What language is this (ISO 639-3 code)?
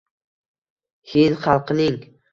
uzb